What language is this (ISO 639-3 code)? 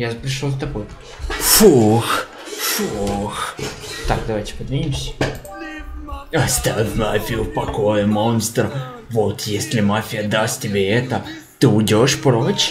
rus